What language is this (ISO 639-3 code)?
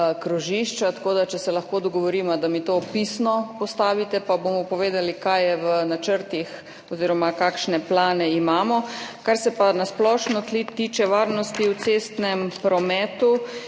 slv